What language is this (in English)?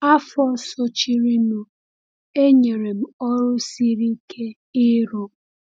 Igbo